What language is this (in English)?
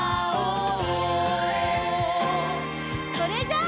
Japanese